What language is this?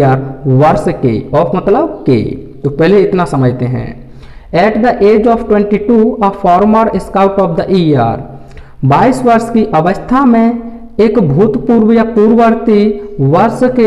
Hindi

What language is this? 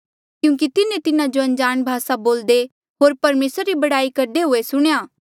Mandeali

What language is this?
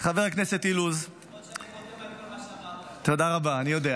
Hebrew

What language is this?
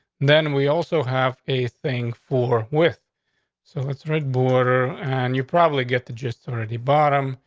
English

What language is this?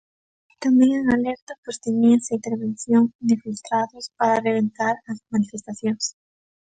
Galician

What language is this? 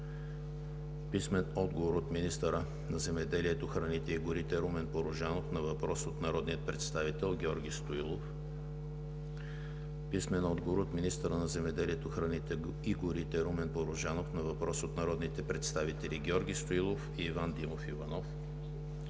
Bulgarian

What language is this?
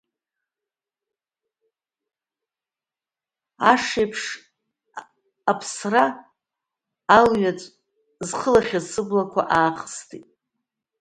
Abkhazian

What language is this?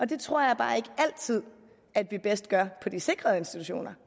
Danish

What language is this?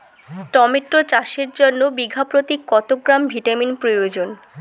Bangla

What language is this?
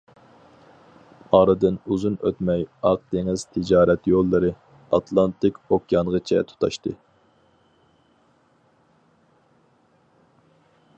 Uyghur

